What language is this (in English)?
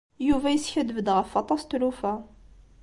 Kabyle